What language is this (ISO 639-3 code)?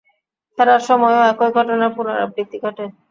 ben